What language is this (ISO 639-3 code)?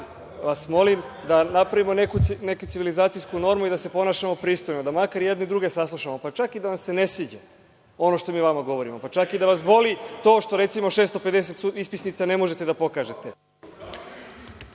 srp